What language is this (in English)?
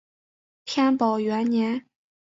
Chinese